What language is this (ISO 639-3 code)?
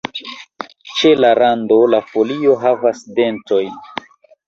epo